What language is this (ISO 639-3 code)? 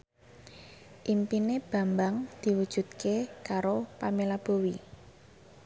jav